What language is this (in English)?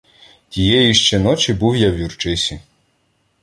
Ukrainian